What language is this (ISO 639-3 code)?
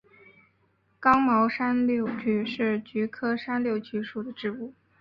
zho